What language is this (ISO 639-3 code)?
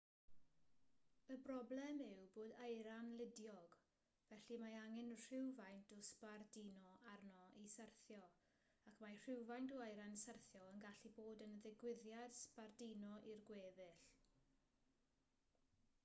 cym